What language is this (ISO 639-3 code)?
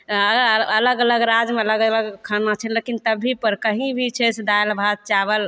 mai